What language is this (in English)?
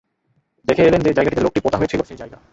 Bangla